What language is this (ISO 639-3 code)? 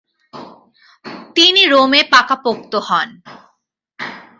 ben